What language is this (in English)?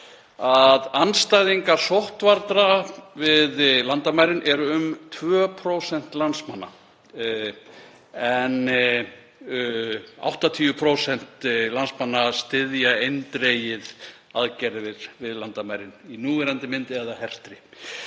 Icelandic